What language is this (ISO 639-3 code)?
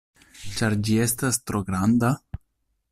epo